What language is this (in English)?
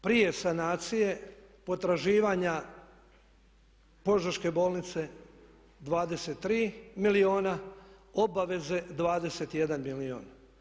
Croatian